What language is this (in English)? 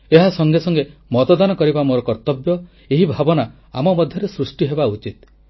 Odia